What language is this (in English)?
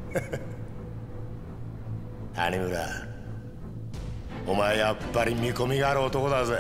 Japanese